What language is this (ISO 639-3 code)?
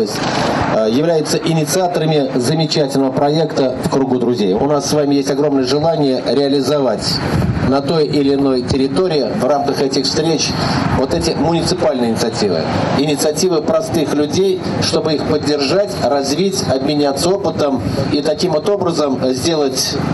rus